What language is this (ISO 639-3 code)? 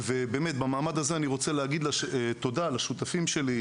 heb